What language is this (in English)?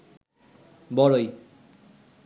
Bangla